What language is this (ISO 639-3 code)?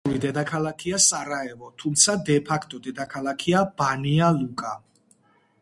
kat